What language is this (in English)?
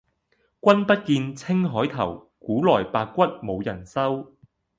Cantonese